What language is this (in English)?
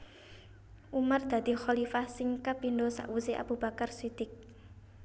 Javanese